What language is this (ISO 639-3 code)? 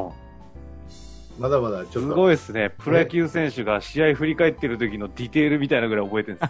jpn